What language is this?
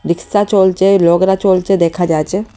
Bangla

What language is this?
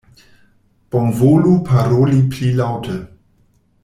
Esperanto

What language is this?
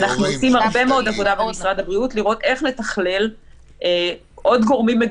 Hebrew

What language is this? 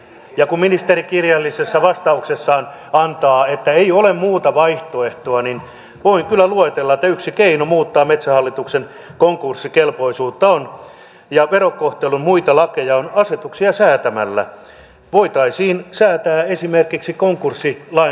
Finnish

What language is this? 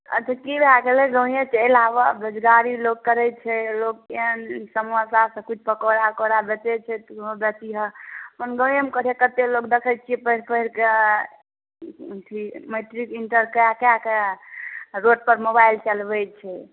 Maithili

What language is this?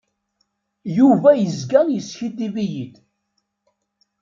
Kabyle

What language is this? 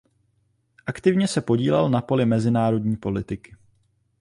Czech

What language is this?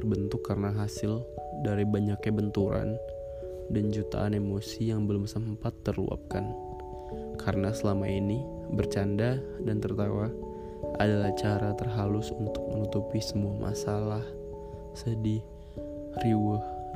Indonesian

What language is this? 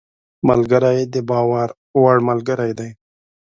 Pashto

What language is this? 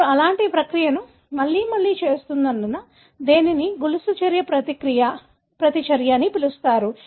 Telugu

